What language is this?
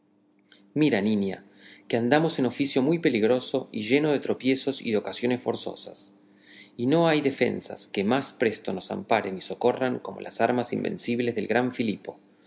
Spanish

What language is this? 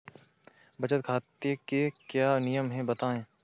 Hindi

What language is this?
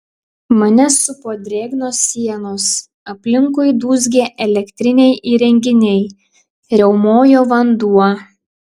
Lithuanian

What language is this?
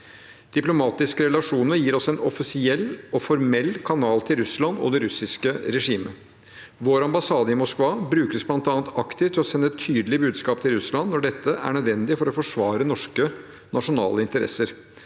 Norwegian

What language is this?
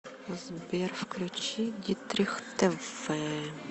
Russian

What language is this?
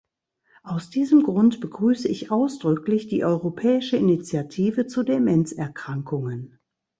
German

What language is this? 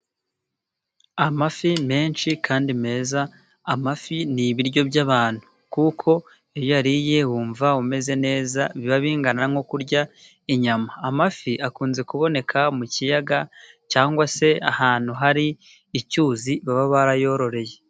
Kinyarwanda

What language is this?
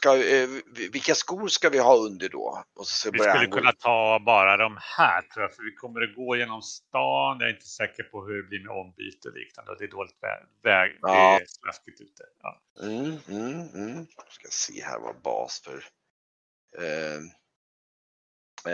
Swedish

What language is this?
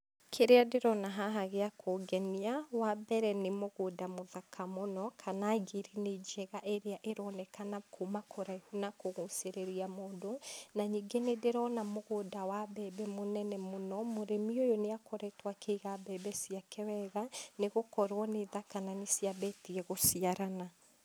Kikuyu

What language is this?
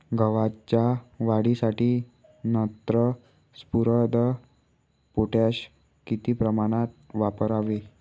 Marathi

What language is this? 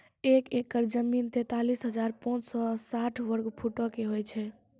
Maithili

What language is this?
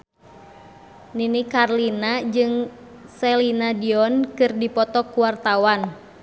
Sundanese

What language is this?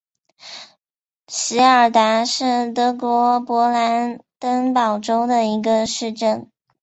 Chinese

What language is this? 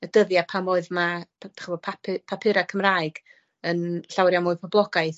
Welsh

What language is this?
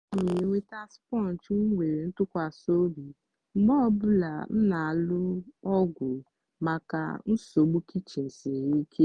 Igbo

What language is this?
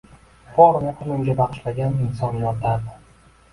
Uzbek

